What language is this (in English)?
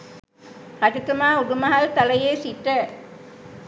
Sinhala